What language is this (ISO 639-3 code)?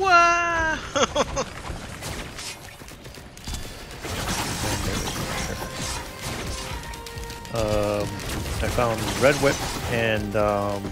eng